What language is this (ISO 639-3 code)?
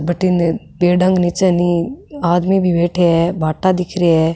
raj